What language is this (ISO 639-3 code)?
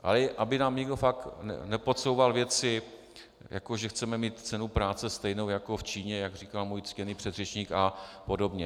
ces